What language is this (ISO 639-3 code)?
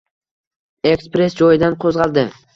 uzb